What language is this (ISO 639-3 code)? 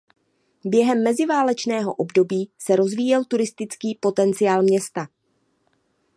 ces